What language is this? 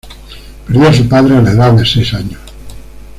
Spanish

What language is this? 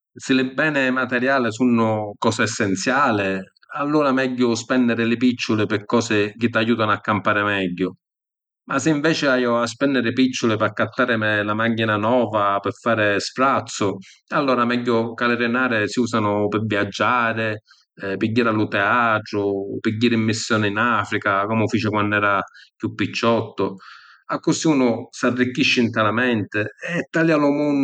Sicilian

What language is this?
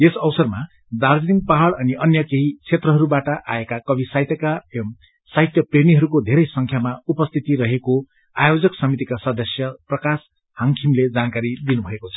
Nepali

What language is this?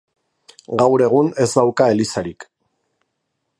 Basque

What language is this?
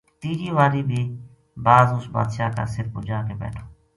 Gujari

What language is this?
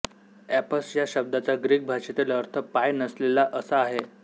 Marathi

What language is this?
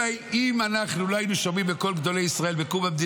Hebrew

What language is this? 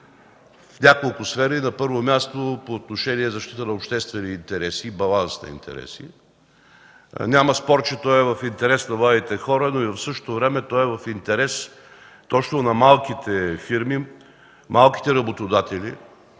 Bulgarian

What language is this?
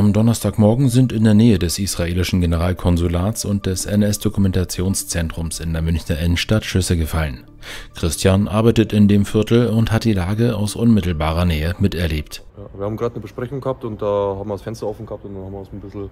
German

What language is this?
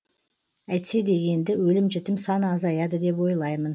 Kazakh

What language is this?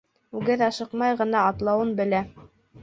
Bashkir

